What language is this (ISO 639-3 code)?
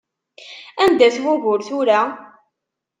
kab